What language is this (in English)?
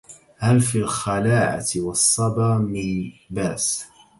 Arabic